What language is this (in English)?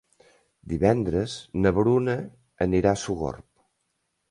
Catalan